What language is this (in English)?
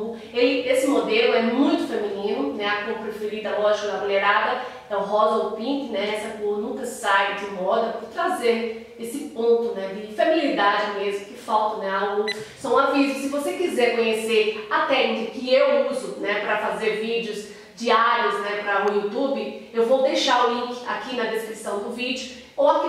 Portuguese